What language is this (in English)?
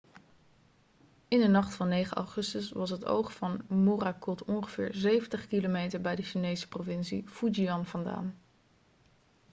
Dutch